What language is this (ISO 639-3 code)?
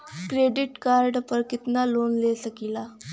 bho